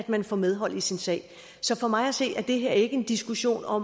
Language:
Danish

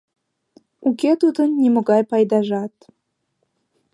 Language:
Mari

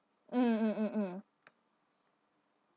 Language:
English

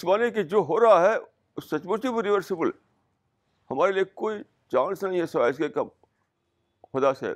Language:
Urdu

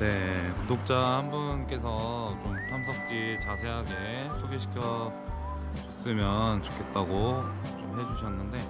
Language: Korean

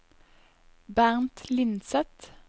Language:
Norwegian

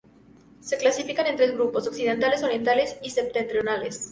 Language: Spanish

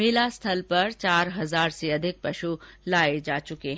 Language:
Hindi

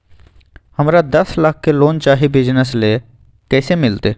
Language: Magahi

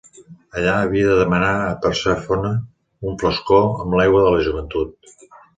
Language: Catalan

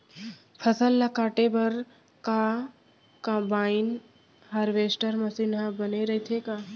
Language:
Chhattisgarhi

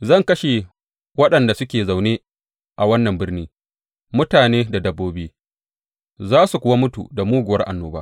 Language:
Hausa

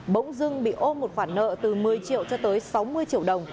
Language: Vietnamese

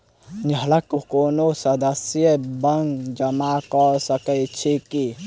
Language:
Maithili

